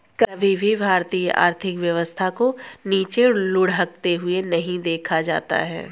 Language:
Hindi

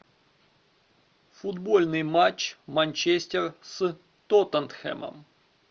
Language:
Russian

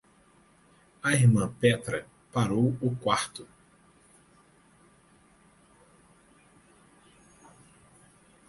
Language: Portuguese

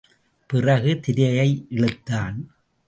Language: Tamil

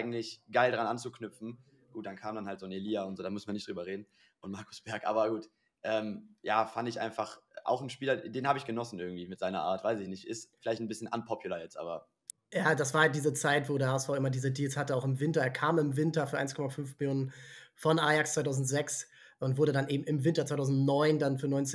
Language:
German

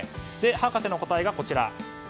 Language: Japanese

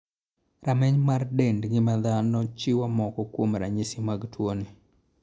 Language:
Luo (Kenya and Tanzania)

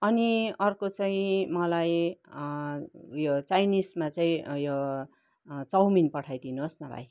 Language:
Nepali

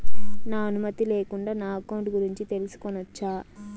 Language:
Telugu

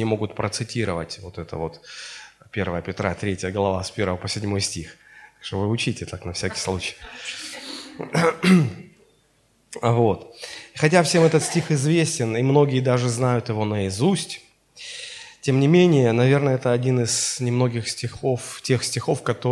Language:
Russian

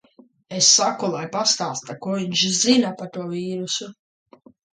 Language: Latvian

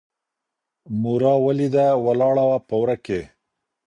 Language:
Pashto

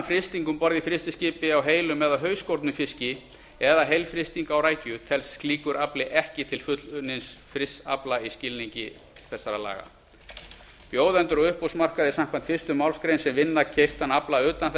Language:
Icelandic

